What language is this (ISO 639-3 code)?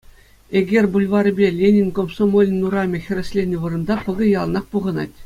chv